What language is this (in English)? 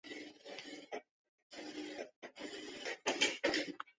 Chinese